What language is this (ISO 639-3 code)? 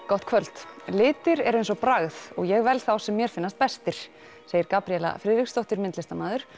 isl